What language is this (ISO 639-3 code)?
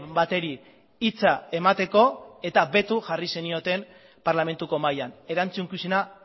eus